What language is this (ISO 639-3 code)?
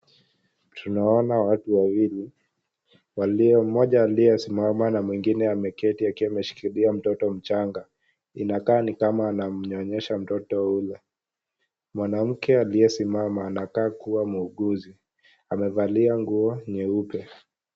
swa